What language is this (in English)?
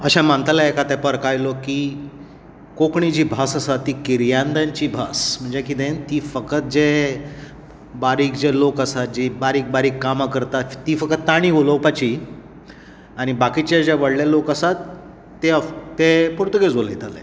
Konkani